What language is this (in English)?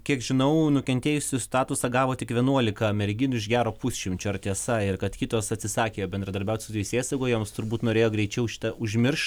Lithuanian